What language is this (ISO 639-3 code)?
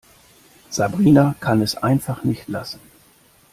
deu